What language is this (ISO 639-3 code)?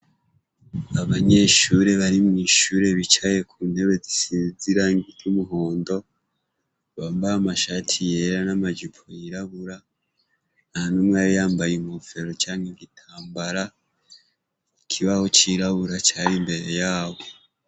run